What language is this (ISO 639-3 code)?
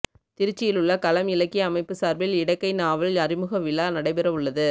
tam